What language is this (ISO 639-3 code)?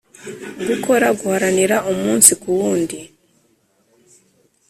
kin